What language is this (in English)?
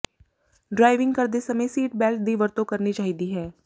Punjabi